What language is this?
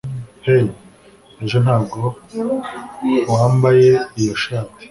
Kinyarwanda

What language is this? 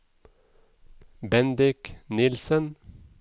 Norwegian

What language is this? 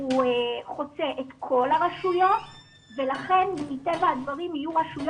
Hebrew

